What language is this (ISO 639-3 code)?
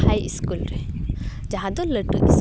sat